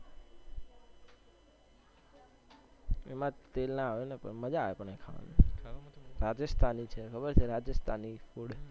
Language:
Gujarati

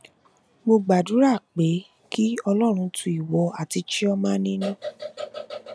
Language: Yoruba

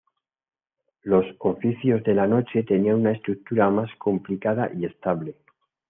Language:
Spanish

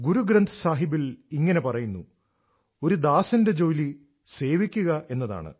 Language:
Malayalam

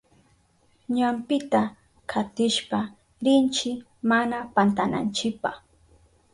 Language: Southern Pastaza Quechua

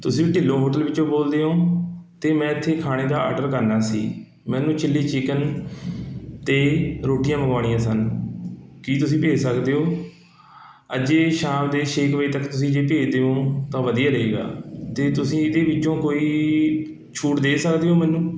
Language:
Punjabi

